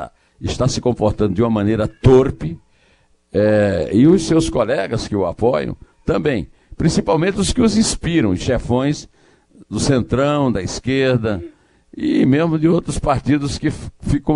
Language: Portuguese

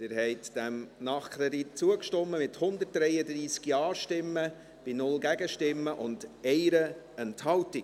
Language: Swiss German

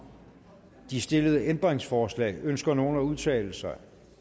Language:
Danish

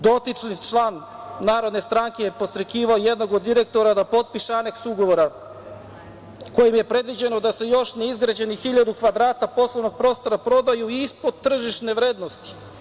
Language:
Serbian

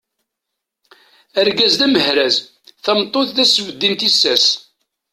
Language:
Kabyle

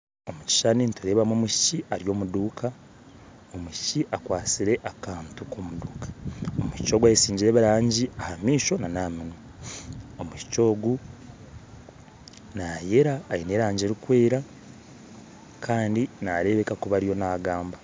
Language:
Nyankole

